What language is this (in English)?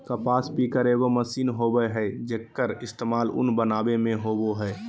Magahi